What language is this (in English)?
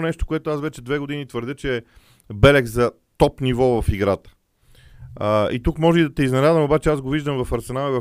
Bulgarian